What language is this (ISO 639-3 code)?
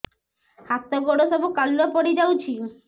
ori